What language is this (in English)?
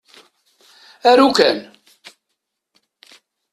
Kabyle